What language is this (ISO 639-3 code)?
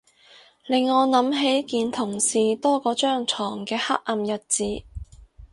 yue